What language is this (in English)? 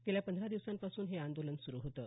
Marathi